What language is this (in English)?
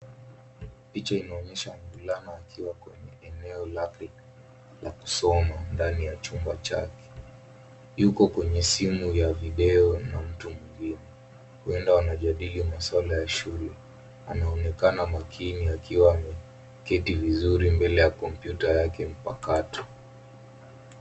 Swahili